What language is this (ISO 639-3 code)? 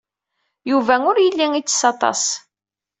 kab